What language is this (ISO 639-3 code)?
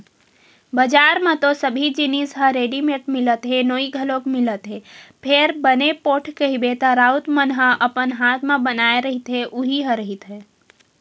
hne